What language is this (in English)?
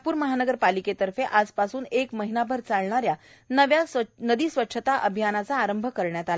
Marathi